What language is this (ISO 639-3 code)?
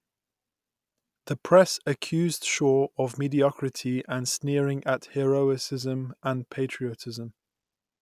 eng